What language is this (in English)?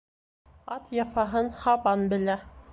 Bashkir